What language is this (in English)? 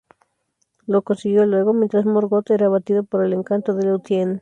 Spanish